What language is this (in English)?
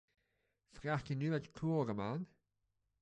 Dutch